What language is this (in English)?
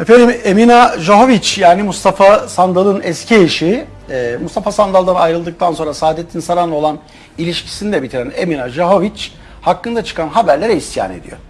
Turkish